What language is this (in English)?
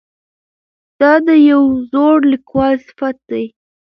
Pashto